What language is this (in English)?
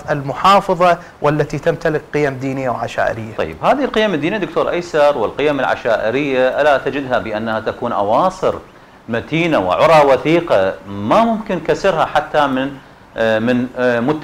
Arabic